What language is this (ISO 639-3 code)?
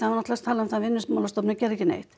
isl